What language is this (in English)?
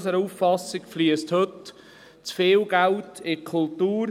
Swiss German